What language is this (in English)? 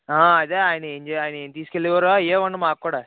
Telugu